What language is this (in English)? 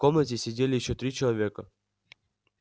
Russian